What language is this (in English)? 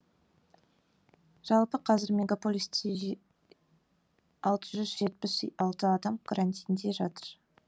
Kazakh